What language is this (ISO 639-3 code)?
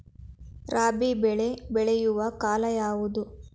kan